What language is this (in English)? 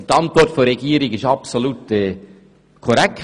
Swiss German